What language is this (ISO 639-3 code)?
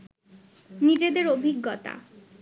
ben